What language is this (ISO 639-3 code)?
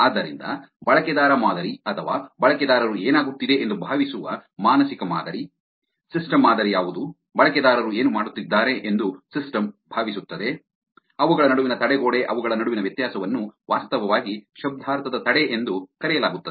kan